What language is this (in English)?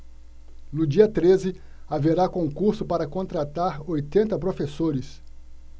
Portuguese